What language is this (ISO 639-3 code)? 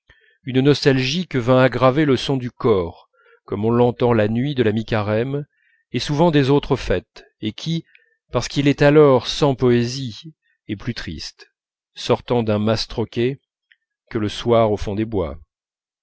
fra